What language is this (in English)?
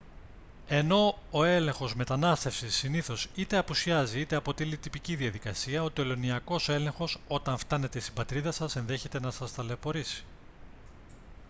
Greek